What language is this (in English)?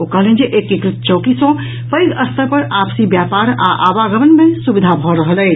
Maithili